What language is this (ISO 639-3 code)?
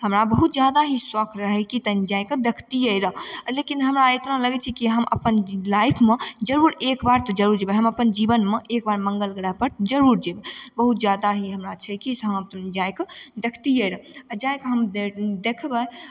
mai